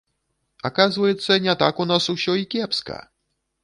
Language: Belarusian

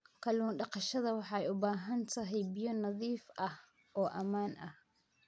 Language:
Somali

